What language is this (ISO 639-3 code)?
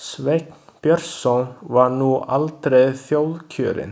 isl